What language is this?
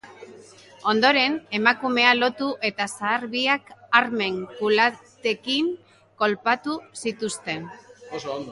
Basque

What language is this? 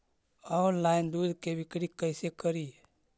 Magahi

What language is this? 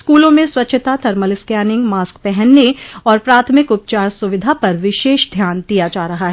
Hindi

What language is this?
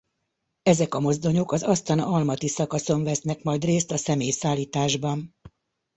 Hungarian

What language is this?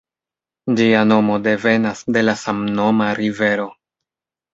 Esperanto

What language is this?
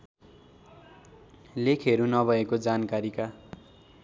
Nepali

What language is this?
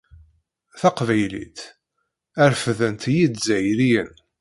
Kabyle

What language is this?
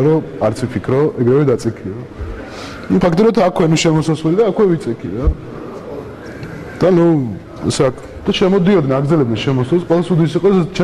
Romanian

